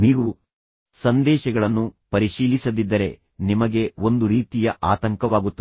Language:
Kannada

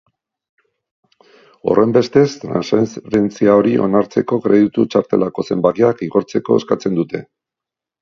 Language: Basque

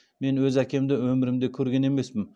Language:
Kazakh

